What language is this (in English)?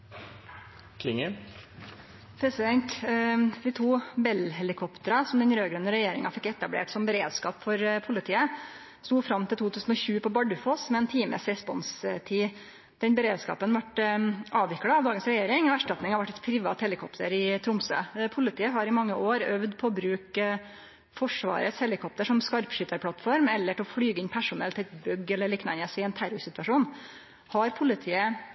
Norwegian Nynorsk